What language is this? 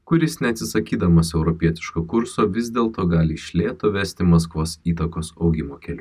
Lithuanian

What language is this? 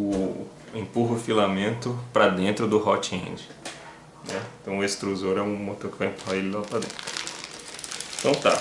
Portuguese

